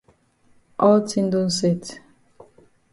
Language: Cameroon Pidgin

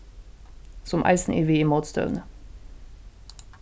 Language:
Faroese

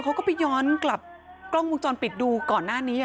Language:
Thai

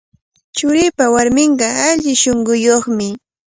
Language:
Cajatambo North Lima Quechua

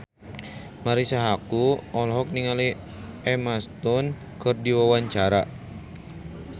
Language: Sundanese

